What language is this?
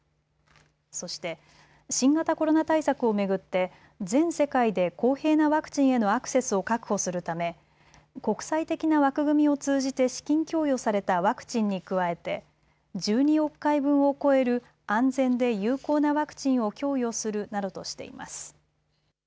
Japanese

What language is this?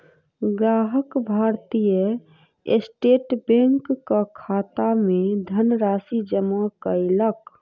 Maithili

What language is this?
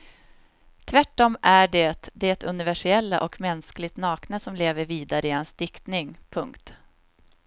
Swedish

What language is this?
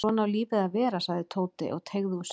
Icelandic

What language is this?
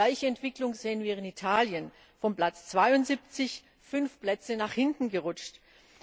German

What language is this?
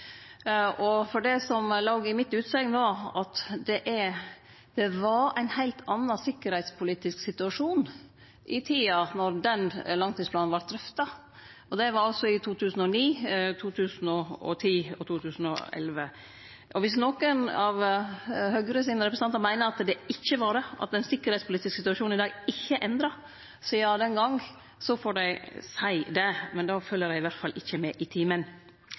Norwegian Nynorsk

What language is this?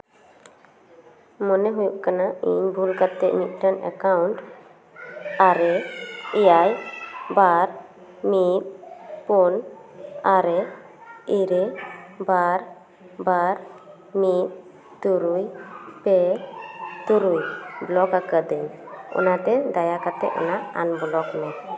Santali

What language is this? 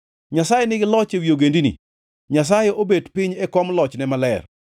Luo (Kenya and Tanzania)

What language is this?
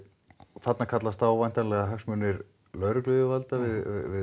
Icelandic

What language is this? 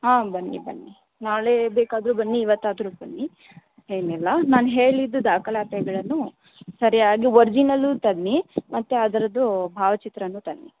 Kannada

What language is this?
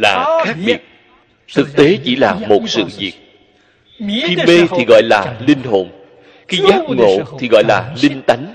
Vietnamese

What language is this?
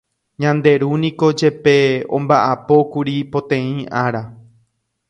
Guarani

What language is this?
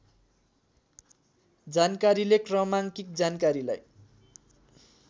Nepali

